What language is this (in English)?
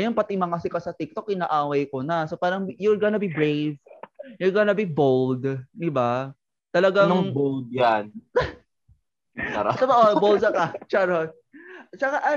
Filipino